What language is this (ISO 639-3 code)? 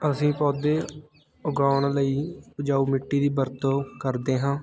pan